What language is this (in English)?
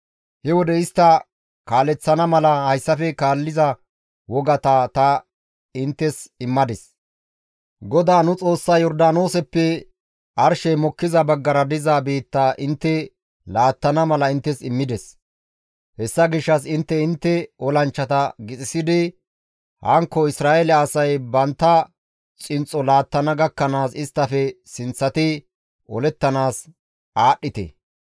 Gamo